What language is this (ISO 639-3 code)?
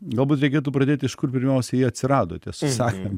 lit